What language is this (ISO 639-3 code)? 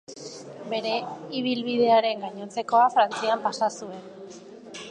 eus